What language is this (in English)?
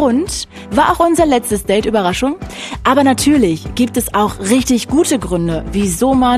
German